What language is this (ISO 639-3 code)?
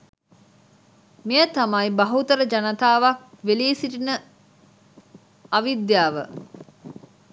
sin